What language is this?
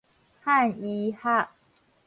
Min Nan Chinese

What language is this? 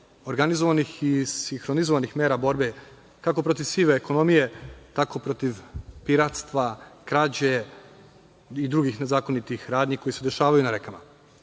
Serbian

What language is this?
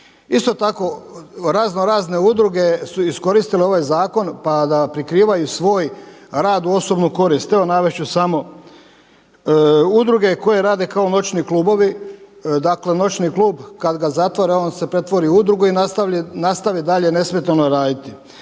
Croatian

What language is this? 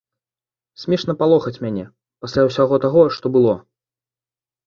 Belarusian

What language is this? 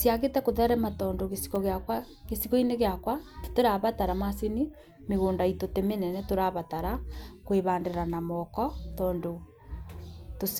Kikuyu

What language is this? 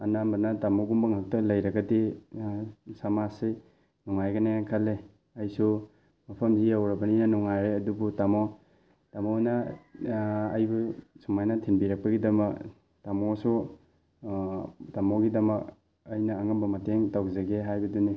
Manipuri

